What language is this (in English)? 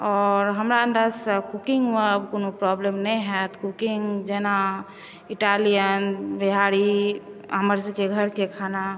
Maithili